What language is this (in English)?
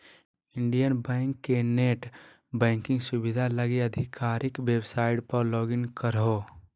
Magahi